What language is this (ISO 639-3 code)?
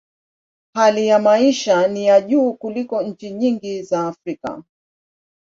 swa